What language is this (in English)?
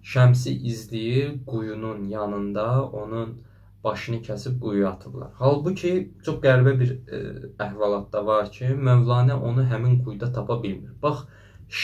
Turkish